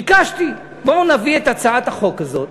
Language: Hebrew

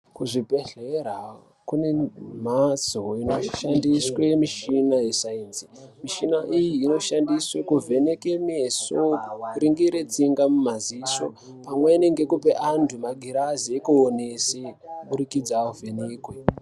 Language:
Ndau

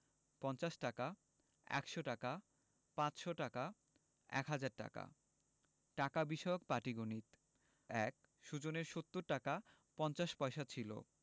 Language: Bangla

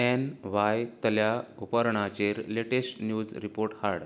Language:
Konkani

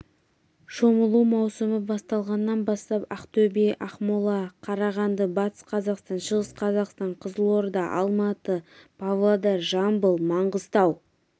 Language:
Kazakh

